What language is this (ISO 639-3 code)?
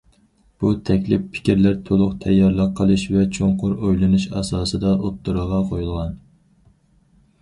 uig